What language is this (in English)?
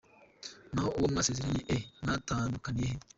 Kinyarwanda